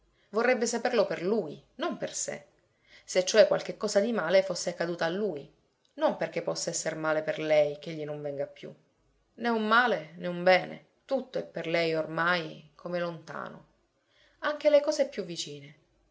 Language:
Italian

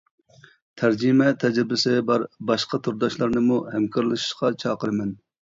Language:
Uyghur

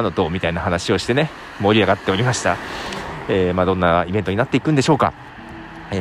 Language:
Japanese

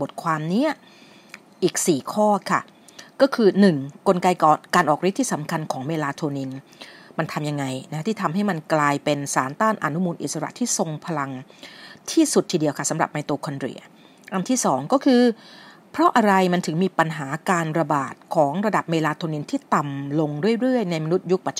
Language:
Thai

